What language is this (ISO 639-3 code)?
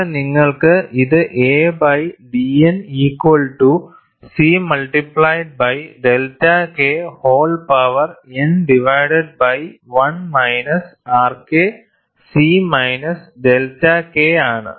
mal